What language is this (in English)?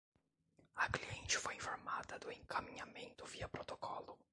Portuguese